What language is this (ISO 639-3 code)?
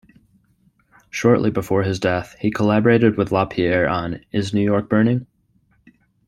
eng